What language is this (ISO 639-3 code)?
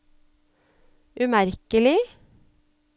nor